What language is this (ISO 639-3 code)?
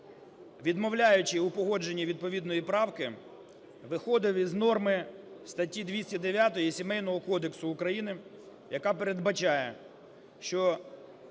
ukr